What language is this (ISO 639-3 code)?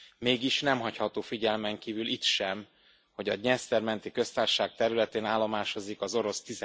hun